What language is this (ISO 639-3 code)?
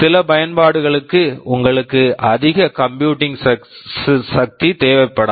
tam